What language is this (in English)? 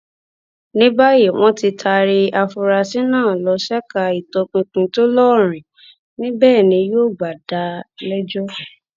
Yoruba